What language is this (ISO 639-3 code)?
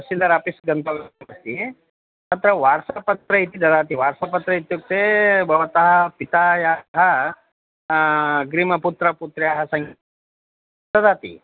san